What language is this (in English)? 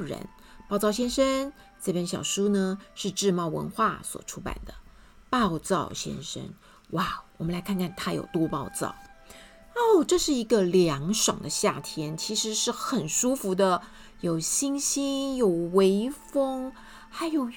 Chinese